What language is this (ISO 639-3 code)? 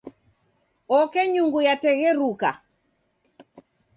dav